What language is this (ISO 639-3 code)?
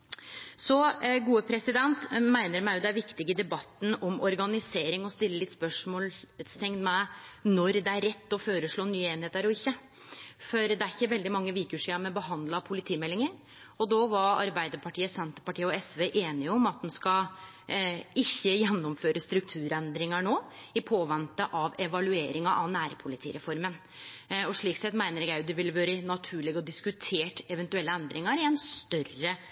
nno